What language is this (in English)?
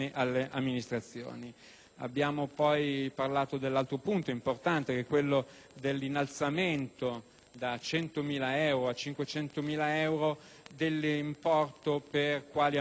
Italian